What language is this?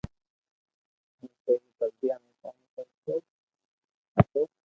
Loarki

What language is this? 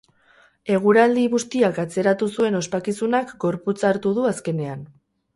Basque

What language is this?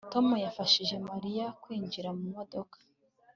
Kinyarwanda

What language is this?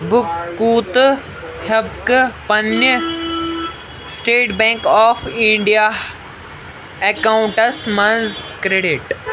Kashmiri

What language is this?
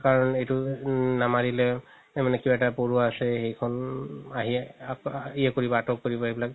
Assamese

